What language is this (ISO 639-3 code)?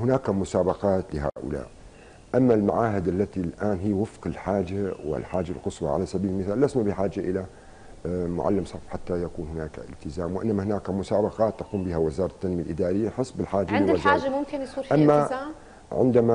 ara